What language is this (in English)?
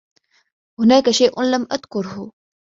Arabic